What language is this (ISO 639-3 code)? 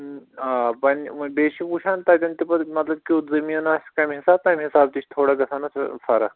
kas